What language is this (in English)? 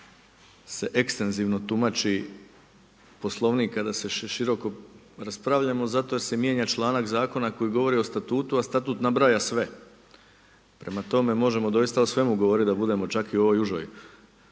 Croatian